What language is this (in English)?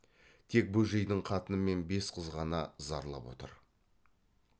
Kazakh